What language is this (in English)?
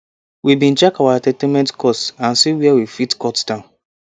Nigerian Pidgin